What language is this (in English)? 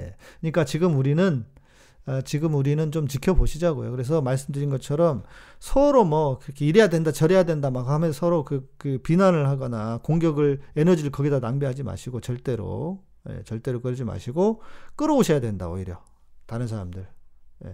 Korean